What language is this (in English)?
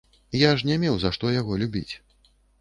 Belarusian